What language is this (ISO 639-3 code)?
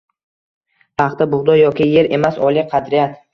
uzb